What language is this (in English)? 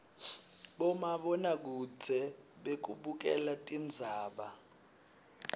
Swati